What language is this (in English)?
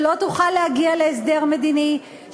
Hebrew